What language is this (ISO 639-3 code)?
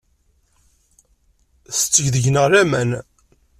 kab